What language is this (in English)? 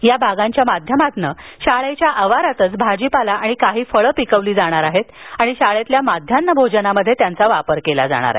Marathi